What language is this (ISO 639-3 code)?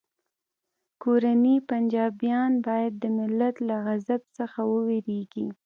pus